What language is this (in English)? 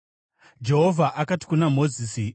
Shona